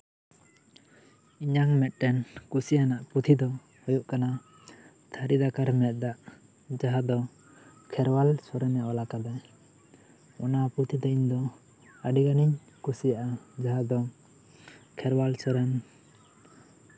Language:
Santali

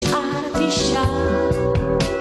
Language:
Hebrew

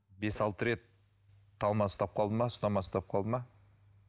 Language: Kazakh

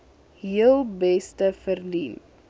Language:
Afrikaans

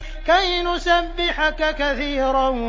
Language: Arabic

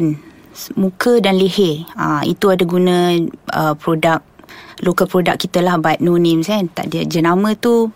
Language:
Malay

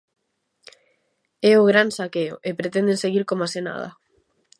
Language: Galician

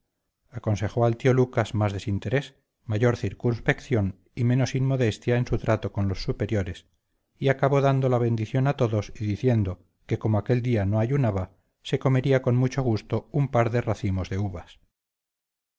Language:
Spanish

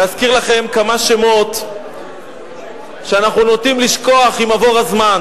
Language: Hebrew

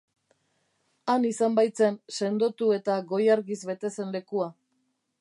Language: Basque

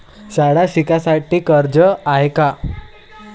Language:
Marathi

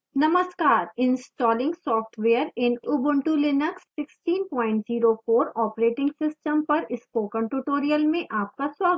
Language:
Hindi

